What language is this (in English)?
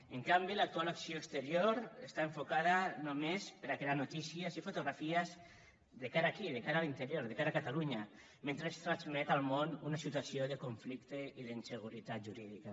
Catalan